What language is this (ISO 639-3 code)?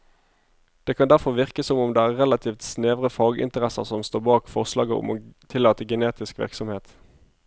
nor